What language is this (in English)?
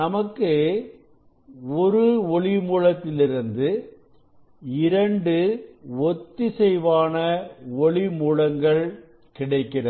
Tamil